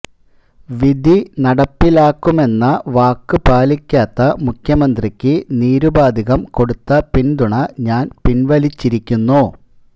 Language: Malayalam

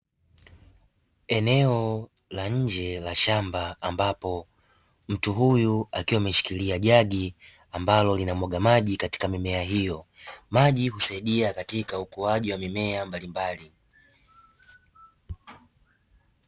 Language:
Swahili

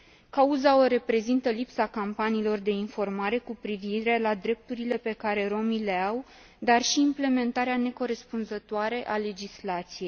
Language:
Romanian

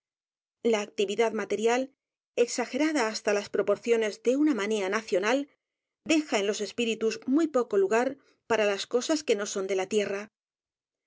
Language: Spanish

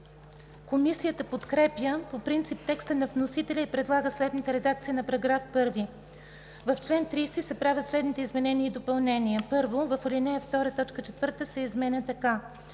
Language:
Bulgarian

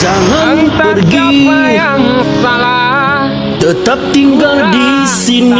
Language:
Malay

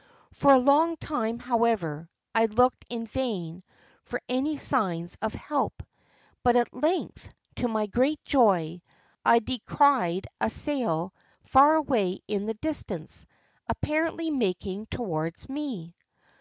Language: English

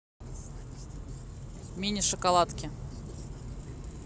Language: Russian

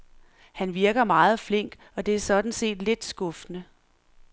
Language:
Danish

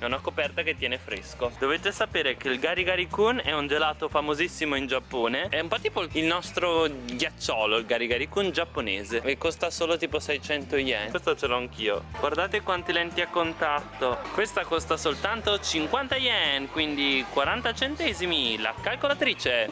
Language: Italian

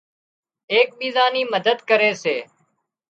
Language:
Wadiyara Koli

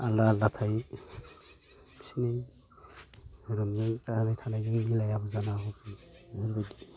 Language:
Bodo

